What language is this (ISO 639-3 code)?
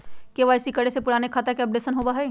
mag